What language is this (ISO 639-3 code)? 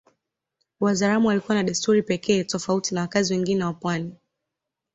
swa